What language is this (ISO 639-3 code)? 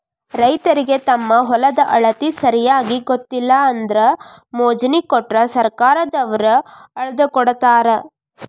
kan